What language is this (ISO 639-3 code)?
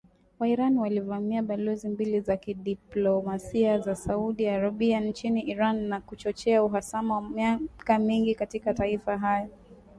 swa